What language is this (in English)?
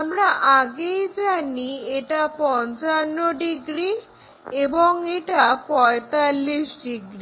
Bangla